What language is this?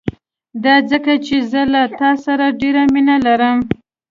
Pashto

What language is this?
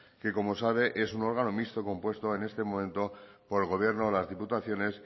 Spanish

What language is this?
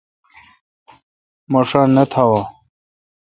Kalkoti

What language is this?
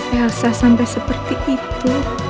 Indonesian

